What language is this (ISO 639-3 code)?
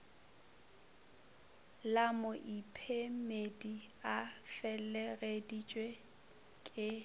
nso